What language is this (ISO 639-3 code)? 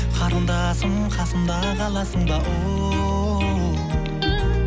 kaz